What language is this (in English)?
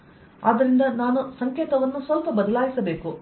Kannada